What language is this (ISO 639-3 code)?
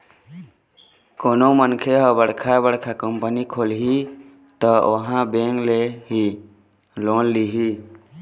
hne